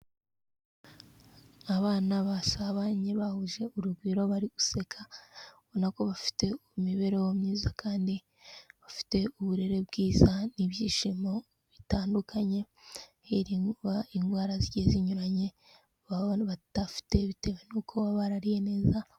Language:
Kinyarwanda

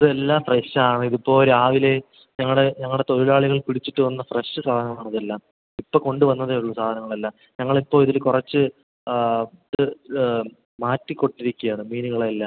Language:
Malayalam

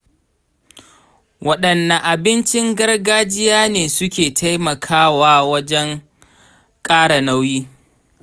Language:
Hausa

